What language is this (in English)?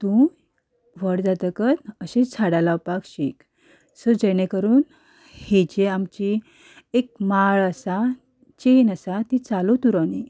Konkani